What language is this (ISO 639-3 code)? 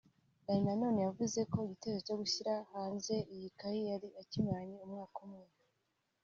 kin